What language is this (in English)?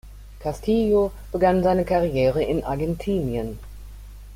German